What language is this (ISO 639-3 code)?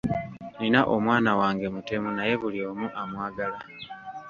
lug